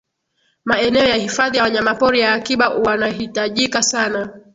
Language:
Swahili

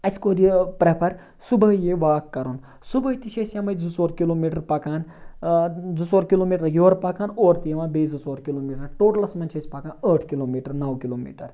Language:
Kashmiri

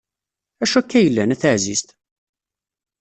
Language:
Kabyle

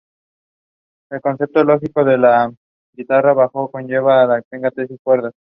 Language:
Spanish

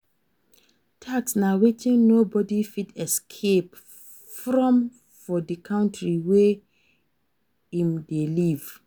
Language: Nigerian Pidgin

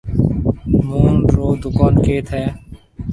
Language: Marwari (Pakistan)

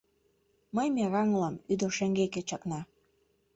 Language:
Mari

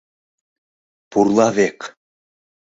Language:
Mari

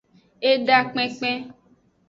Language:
Aja (Benin)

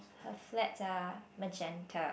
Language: English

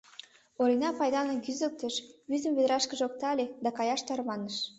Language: Mari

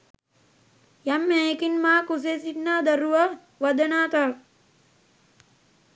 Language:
Sinhala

